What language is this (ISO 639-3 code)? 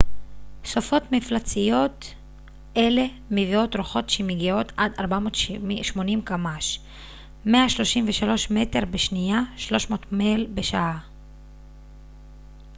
heb